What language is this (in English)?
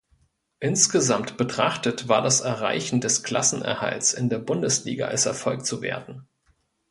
German